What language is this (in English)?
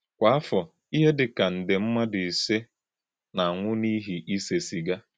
Igbo